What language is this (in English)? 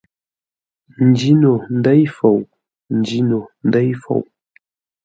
Ngombale